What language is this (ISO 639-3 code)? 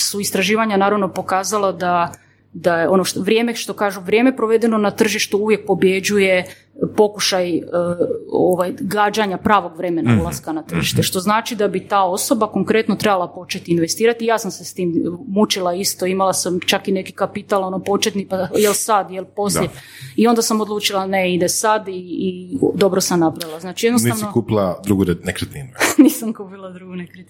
hrv